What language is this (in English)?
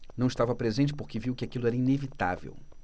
Portuguese